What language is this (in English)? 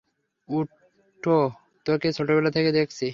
Bangla